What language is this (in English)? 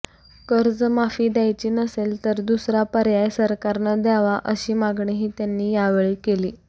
Marathi